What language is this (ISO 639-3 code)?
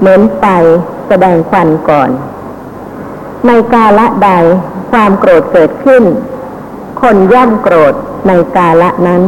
tha